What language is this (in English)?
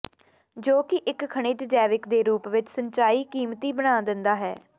Punjabi